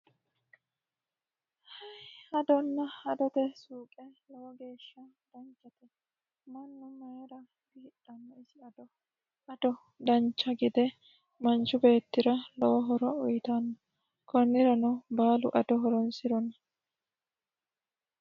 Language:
Sidamo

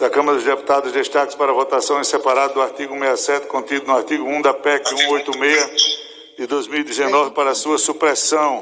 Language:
Portuguese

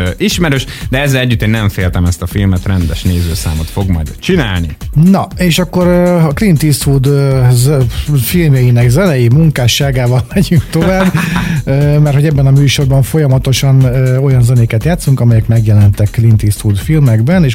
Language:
Hungarian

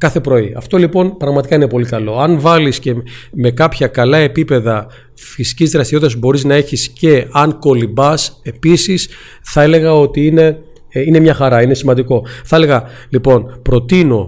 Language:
Greek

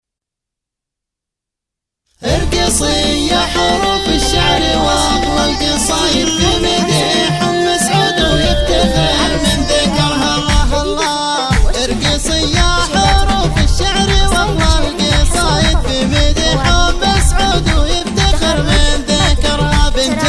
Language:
Arabic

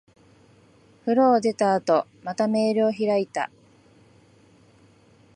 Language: Japanese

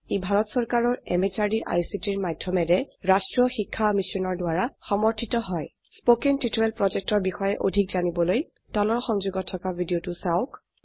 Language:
Assamese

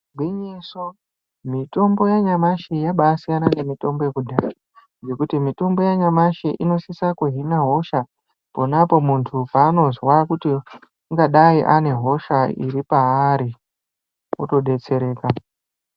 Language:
Ndau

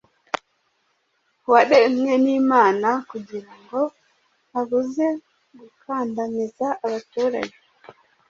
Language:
Kinyarwanda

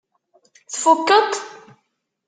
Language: Kabyle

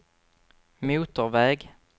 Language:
Swedish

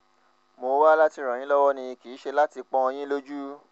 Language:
Yoruba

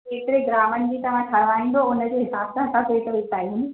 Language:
Sindhi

